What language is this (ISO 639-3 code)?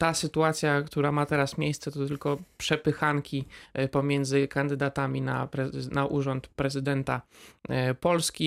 pol